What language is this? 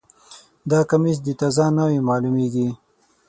Pashto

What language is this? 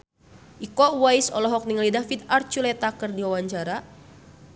Sundanese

